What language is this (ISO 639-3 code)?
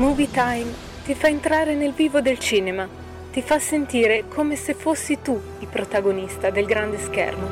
ita